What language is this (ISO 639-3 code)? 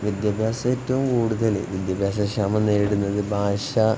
mal